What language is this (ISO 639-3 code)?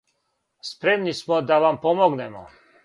srp